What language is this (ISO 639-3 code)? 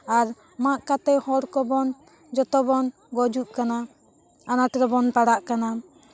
sat